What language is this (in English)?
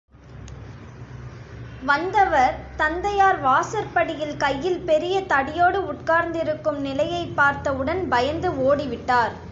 Tamil